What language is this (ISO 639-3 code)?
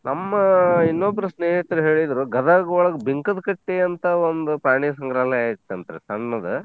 kan